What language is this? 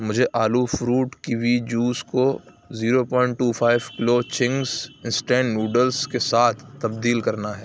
Urdu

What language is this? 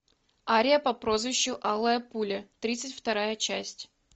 Russian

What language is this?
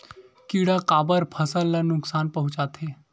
Chhattisgarhi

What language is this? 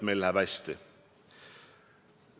Estonian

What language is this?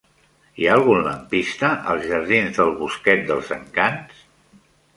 Catalan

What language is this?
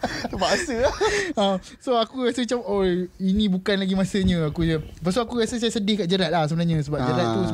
Malay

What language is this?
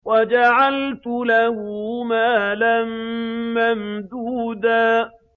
Arabic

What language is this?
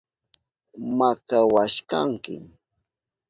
Southern Pastaza Quechua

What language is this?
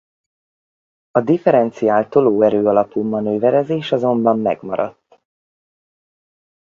Hungarian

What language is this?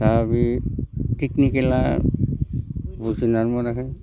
Bodo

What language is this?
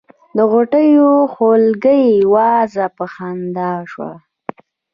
Pashto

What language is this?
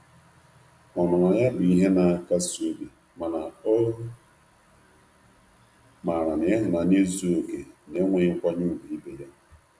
Igbo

